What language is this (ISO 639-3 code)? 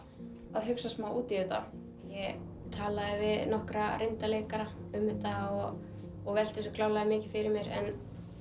isl